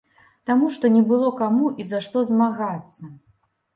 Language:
Belarusian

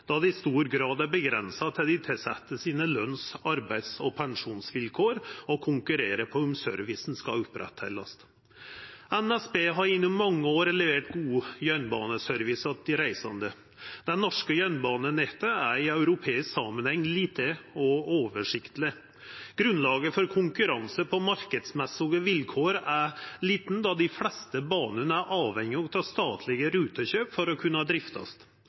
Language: Norwegian Nynorsk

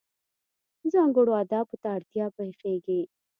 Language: Pashto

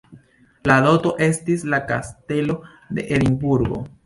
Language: Esperanto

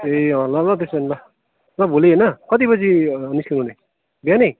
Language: Nepali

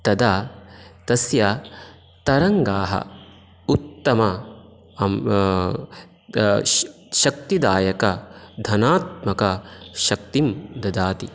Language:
Sanskrit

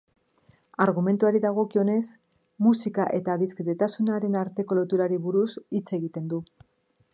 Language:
Basque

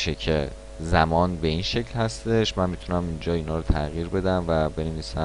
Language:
Persian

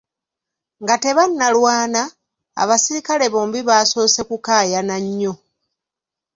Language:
Ganda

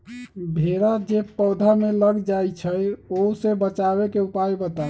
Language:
Magahi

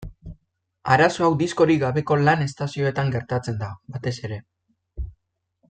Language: Basque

